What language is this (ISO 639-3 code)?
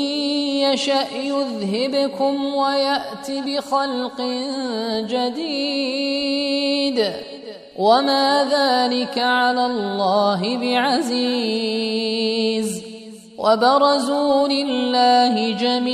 ara